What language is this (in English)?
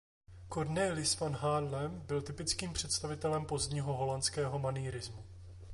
Czech